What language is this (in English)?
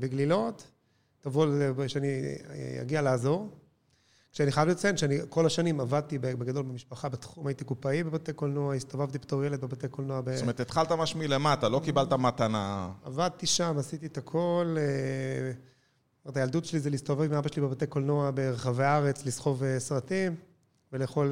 Hebrew